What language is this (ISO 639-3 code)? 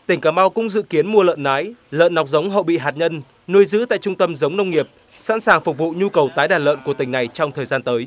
vie